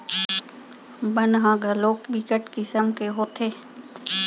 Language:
Chhattisgarhi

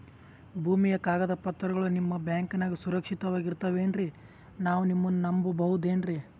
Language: Kannada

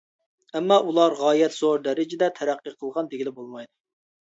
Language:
Uyghur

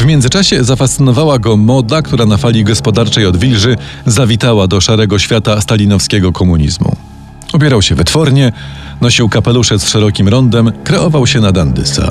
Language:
Polish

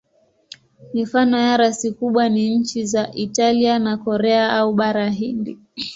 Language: Swahili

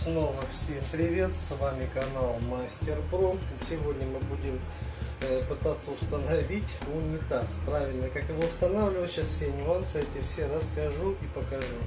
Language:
Russian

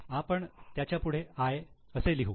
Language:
Marathi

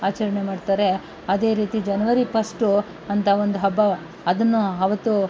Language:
Kannada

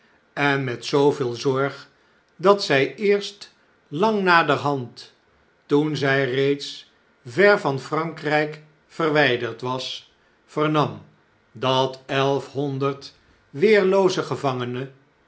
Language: Dutch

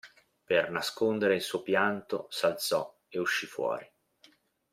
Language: Italian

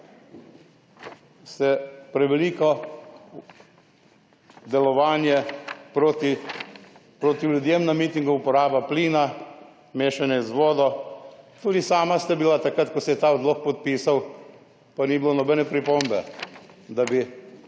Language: Slovenian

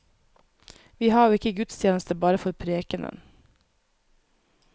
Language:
Norwegian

